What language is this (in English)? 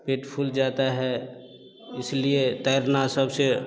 Hindi